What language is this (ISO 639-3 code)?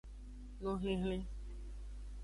ajg